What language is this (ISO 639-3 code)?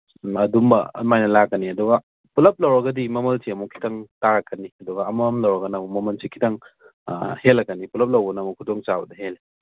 mni